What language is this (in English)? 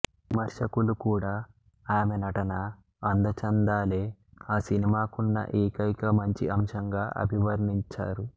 Telugu